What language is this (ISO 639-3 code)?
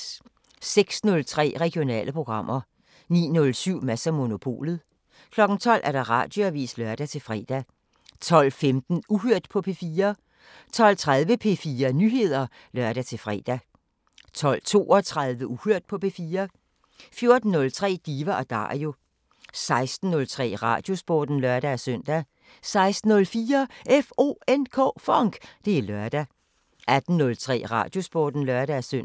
dan